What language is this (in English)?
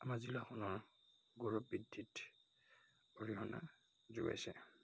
Assamese